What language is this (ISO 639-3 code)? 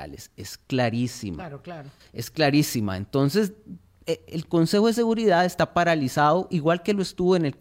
spa